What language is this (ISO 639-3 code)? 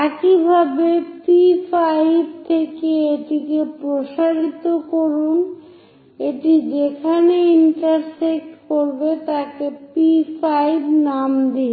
ben